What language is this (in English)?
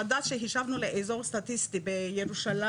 Hebrew